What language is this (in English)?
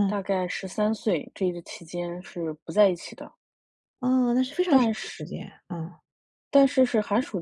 Chinese